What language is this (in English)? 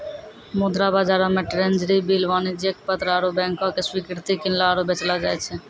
Maithili